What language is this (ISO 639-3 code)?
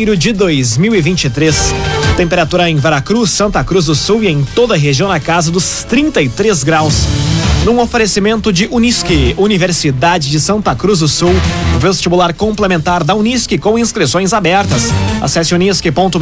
por